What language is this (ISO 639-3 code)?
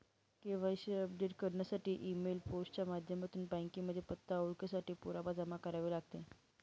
mar